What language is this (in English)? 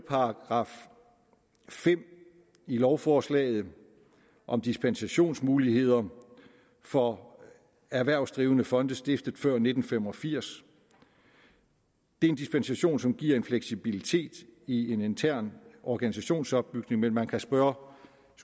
Danish